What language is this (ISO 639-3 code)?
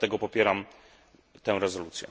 pol